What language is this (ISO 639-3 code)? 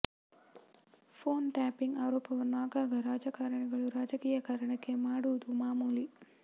kan